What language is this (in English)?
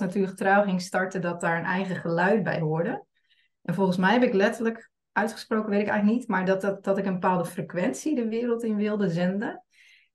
Dutch